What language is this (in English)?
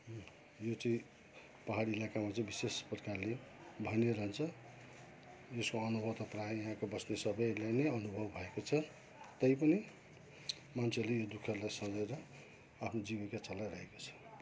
Nepali